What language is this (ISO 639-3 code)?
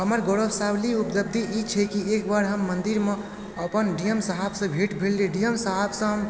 mai